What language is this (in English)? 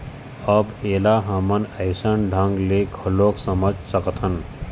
Chhattisgarhi